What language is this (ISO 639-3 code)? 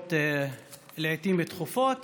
heb